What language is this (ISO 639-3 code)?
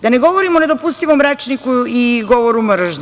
srp